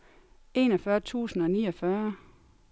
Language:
Danish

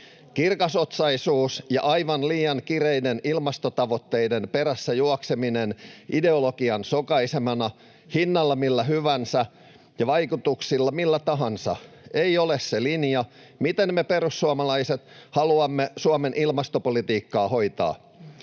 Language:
Finnish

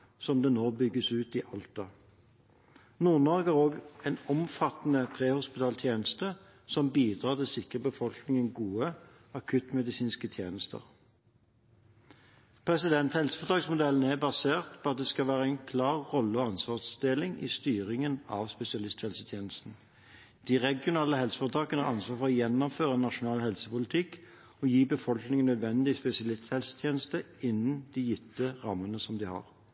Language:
Norwegian Bokmål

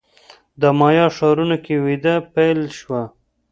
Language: Pashto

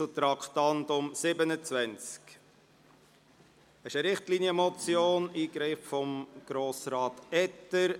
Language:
Swiss German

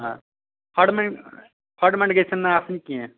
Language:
Kashmiri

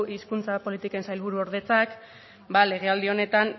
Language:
Basque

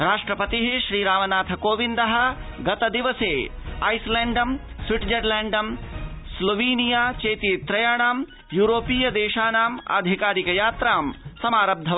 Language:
Sanskrit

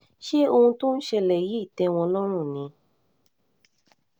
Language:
Yoruba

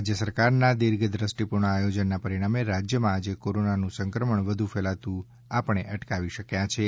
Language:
Gujarati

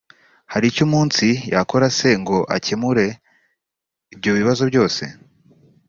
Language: Kinyarwanda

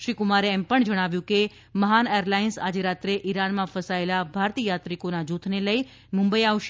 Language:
Gujarati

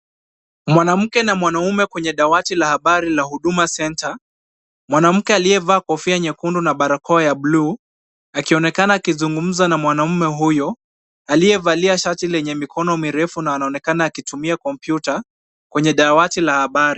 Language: Swahili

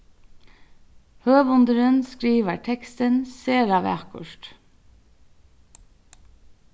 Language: Faroese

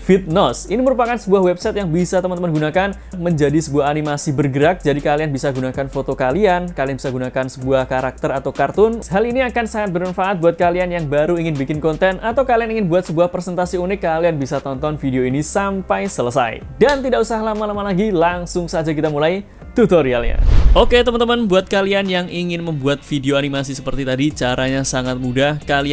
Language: Indonesian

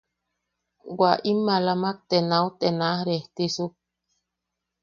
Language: Yaqui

